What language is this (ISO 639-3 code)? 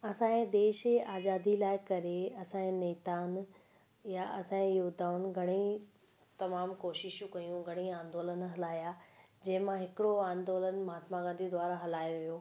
snd